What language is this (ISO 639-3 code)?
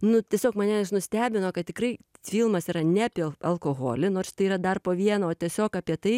lit